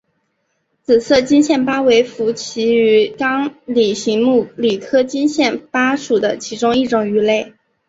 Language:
Chinese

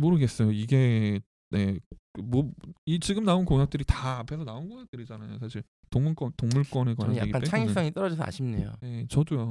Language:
Korean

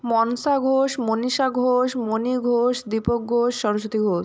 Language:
Bangla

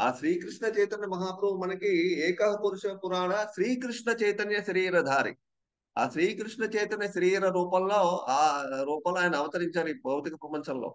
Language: Telugu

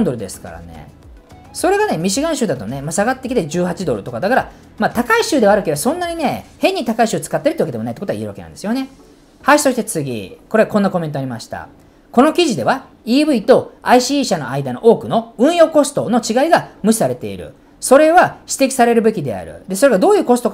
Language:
Japanese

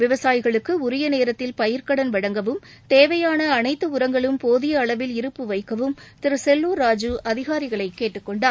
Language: Tamil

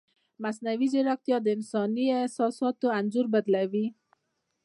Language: Pashto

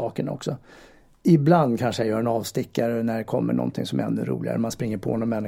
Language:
Swedish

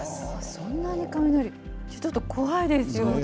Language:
Japanese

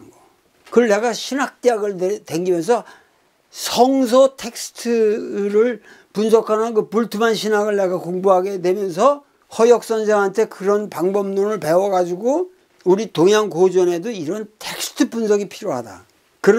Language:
Korean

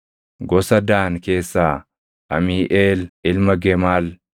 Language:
Oromo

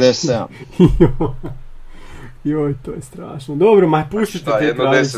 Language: Croatian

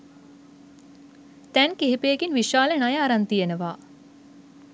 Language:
Sinhala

